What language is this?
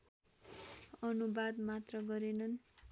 Nepali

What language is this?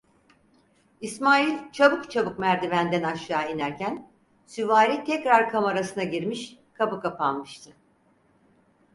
Turkish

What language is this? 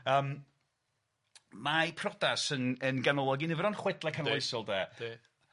Welsh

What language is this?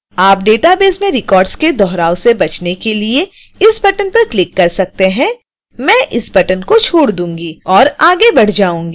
Hindi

